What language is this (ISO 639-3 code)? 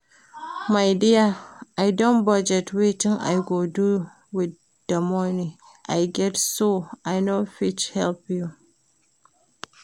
pcm